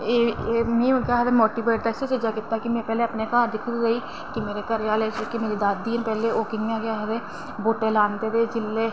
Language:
Dogri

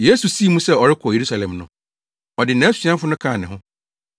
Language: Akan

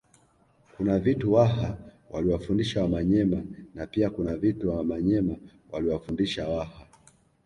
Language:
Swahili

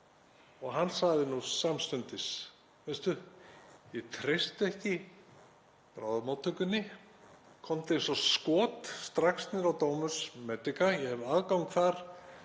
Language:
Icelandic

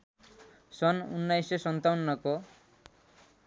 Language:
Nepali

